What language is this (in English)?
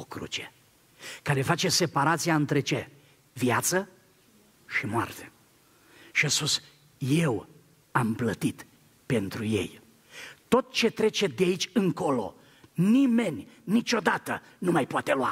Romanian